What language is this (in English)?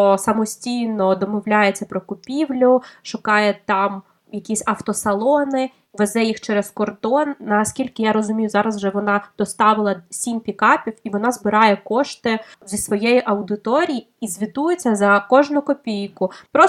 Ukrainian